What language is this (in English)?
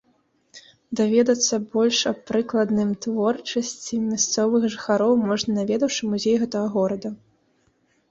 Belarusian